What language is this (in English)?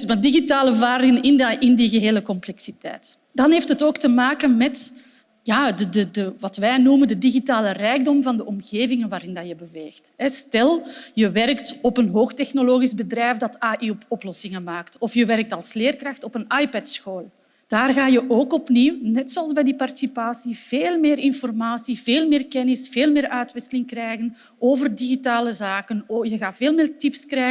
Dutch